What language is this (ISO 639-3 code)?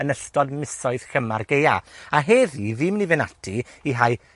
cym